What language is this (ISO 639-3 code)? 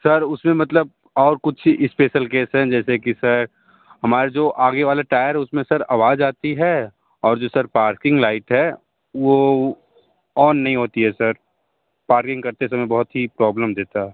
hin